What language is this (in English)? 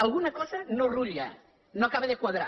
Catalan